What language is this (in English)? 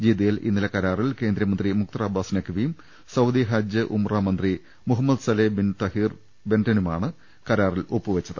Malayalam